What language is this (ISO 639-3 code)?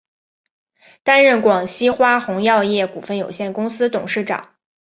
zho